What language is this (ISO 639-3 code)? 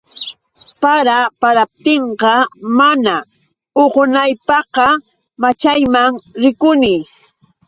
qux